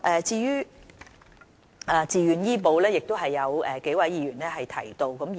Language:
Cantonese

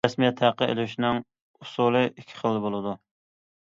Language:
Uyghur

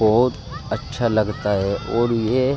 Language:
Urdu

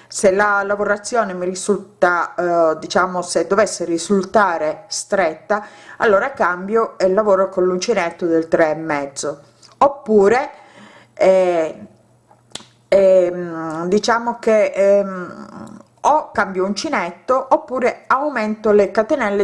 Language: Italian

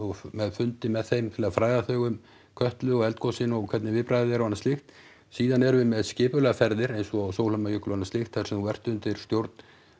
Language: Icelandic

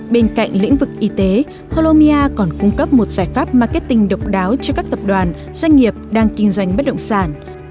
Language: Vietnamese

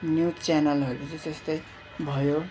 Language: Nepali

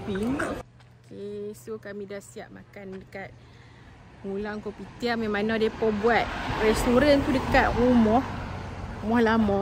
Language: Malay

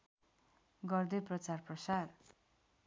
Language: Nepali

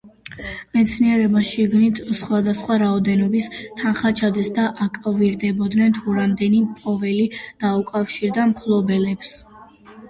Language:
Georgian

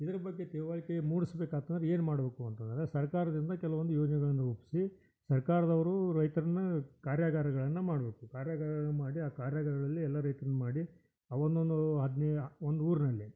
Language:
Kannada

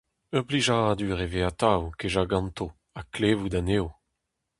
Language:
Breton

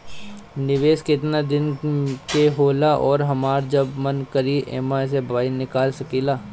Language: Bhojpuri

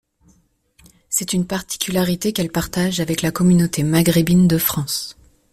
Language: French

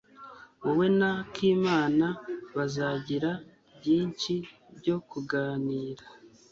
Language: Kinyarwanda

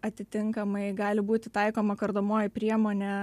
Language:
Lithuanian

